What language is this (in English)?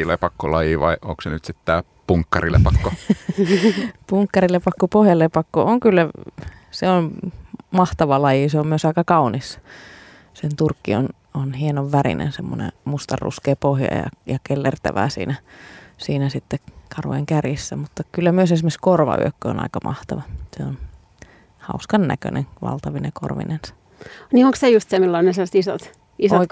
Finnish